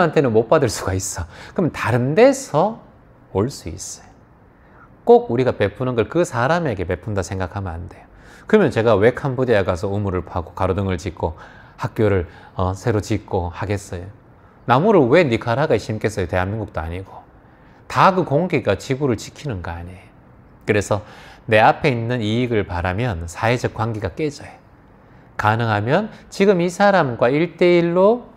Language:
Korean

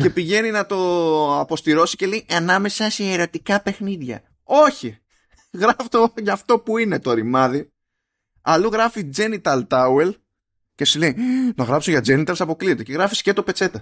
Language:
Greek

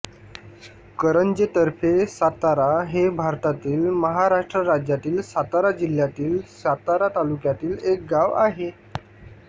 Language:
Marathi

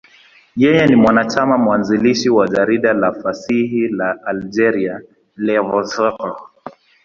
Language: Swahili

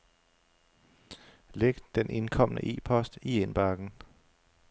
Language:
Danish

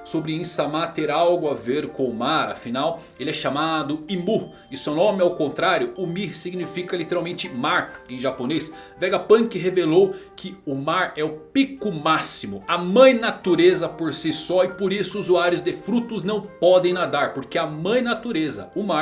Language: Portuguese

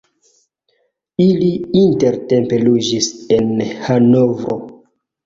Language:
Esperanto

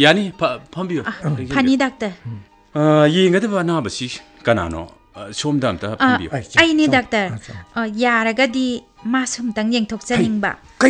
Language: Korean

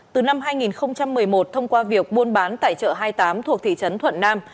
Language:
Vietnamese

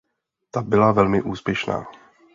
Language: Czech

